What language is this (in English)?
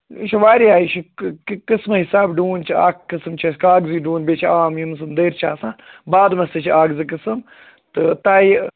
Kashmiri